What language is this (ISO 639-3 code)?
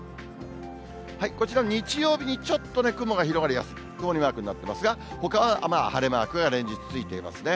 jpn